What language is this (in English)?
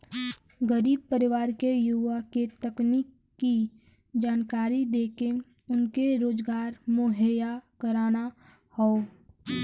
Bhojpuri